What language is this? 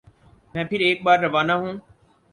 Urdu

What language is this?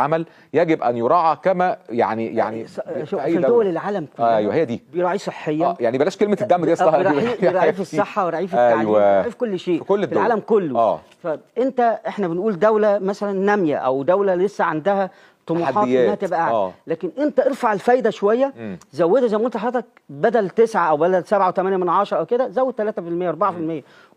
Arabic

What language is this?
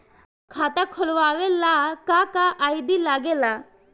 Bhojpuri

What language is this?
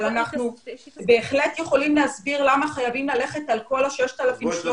Hebrew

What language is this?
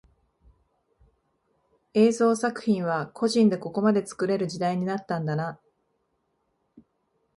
Japanese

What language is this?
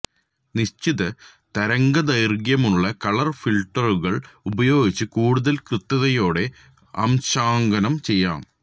Malayalam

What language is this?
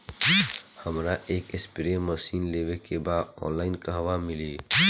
Bhojpuri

